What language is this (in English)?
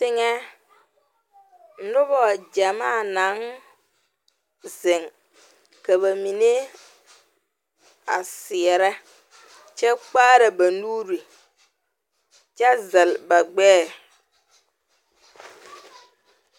Southern Dagaare